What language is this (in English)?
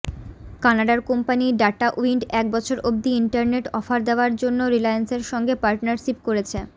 Bangla